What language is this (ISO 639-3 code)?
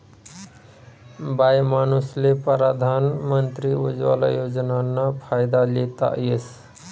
mar